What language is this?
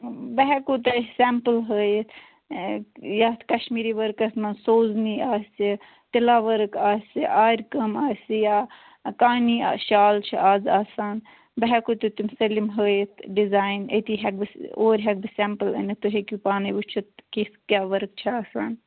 Kashmiri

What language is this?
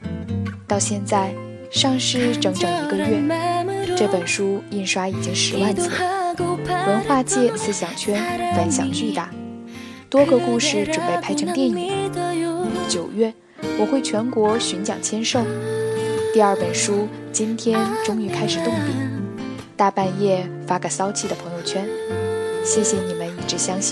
Chinese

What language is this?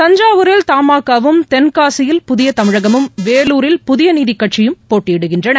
Tamil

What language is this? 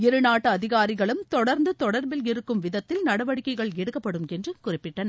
Tamil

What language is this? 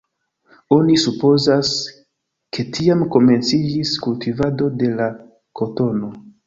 Esperanto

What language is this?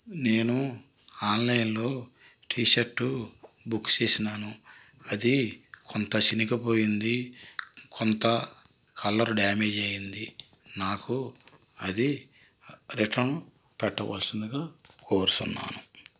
Telugu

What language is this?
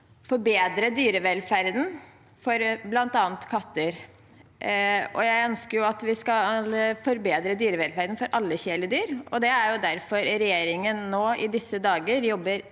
Norwegian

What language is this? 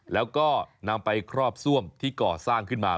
Thai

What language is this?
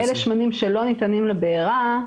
Hebrew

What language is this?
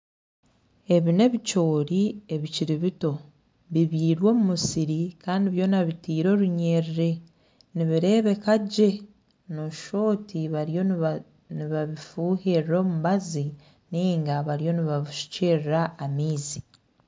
Nyankole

